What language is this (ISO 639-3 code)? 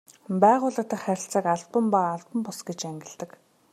mon